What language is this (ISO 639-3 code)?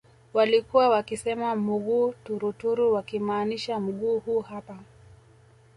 swa